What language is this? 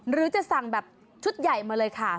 Thai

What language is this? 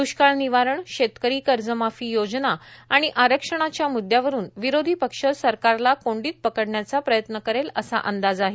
Marathi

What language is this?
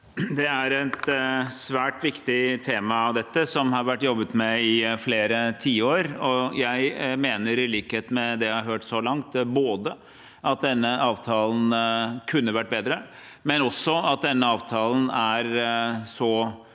Norwegian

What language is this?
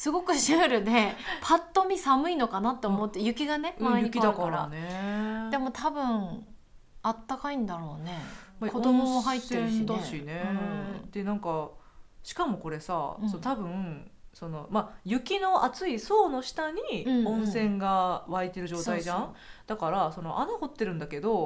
Japanese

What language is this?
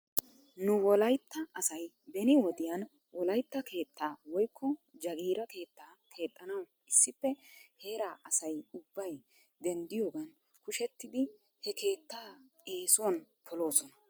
Wolaytta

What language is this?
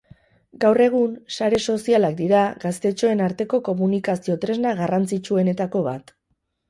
Basque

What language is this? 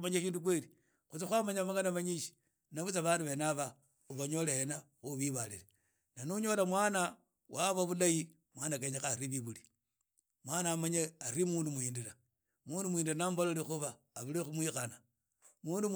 Idakho-Isukha-Tiriki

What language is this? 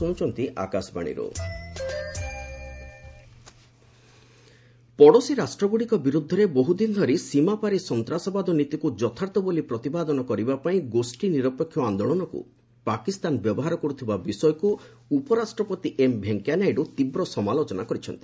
Odia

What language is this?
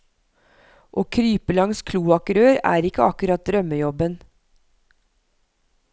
Norwegian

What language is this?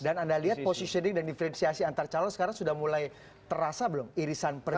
Indonesian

